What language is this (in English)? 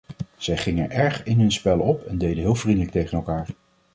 Dutch